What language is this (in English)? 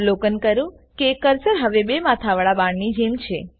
Gujarati